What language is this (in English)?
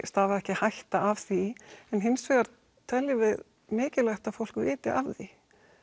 Icelandic